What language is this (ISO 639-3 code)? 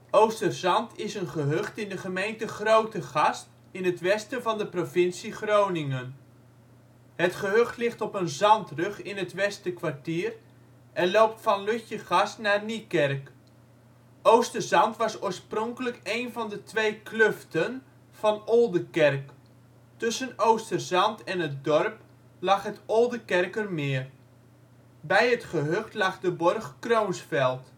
nld